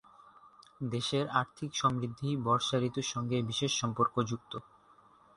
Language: Bangla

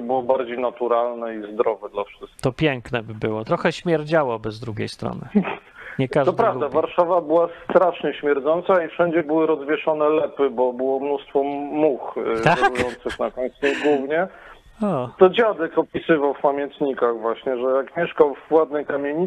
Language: Polish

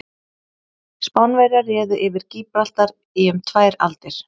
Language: Icelandic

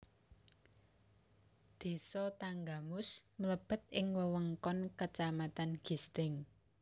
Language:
Javanese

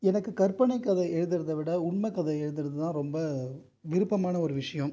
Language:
Tamil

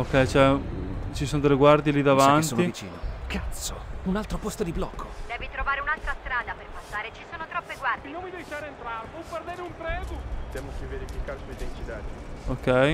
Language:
Italian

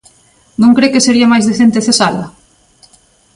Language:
Galician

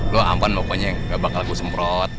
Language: Indonesian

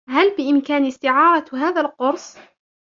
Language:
Arabic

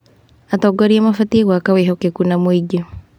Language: Kikuyu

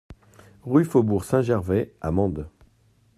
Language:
French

